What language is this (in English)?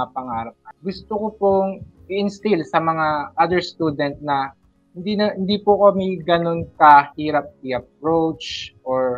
Filipino